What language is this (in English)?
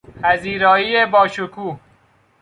Persian